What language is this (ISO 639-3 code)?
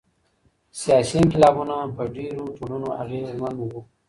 pus